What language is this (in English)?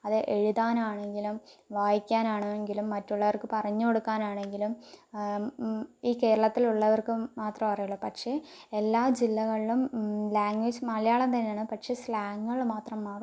Malayalam